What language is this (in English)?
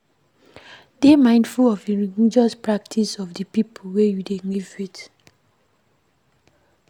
Nigerian Pidgin